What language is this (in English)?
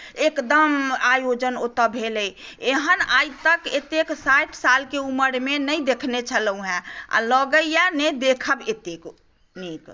Maithili